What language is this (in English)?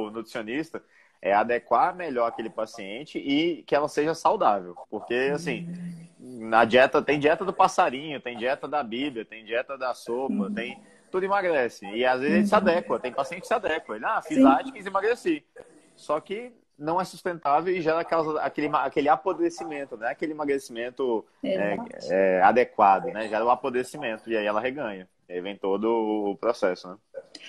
Portuguese